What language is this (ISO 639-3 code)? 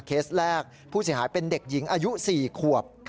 tha